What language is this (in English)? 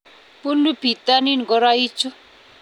Kalenjin